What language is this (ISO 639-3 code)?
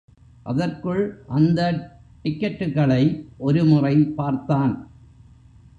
tam